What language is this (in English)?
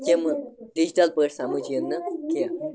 Kashmiri